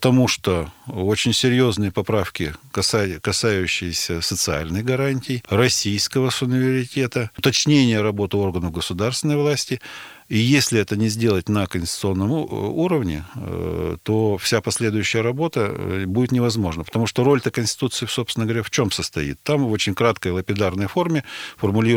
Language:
Russian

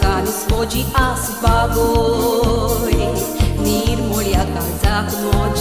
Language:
Romanian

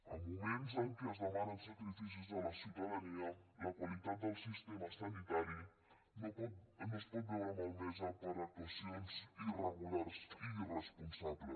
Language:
Catalan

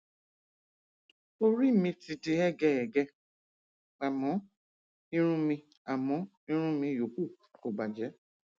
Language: Yoruba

